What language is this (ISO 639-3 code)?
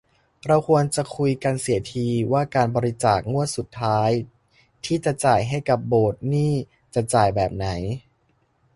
tha